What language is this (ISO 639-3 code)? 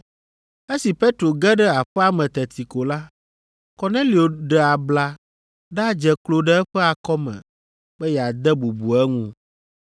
ewe